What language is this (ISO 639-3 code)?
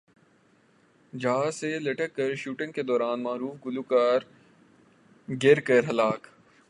urd